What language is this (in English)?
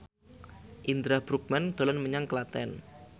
Javanese